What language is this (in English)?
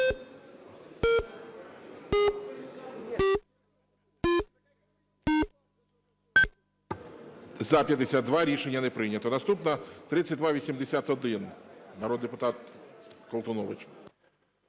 Ukrainian